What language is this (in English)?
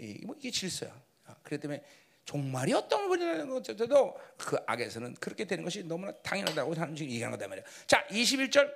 Korean